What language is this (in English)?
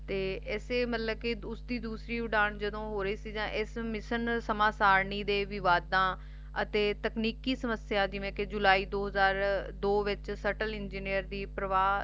Punjabi